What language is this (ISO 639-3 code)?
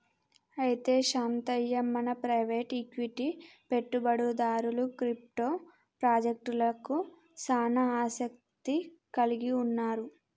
tel